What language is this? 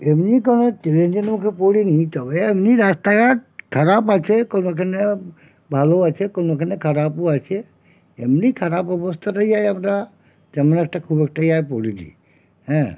Bangla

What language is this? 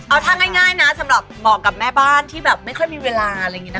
Thai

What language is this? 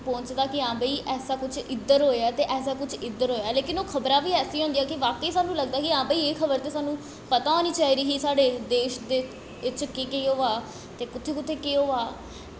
Dogri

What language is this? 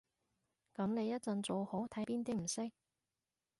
Cantonese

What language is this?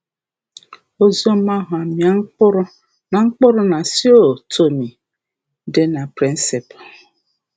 Igbo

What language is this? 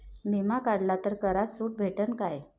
Marathi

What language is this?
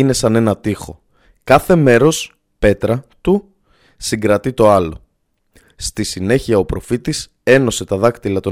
Greek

